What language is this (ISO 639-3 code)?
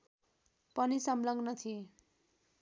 nep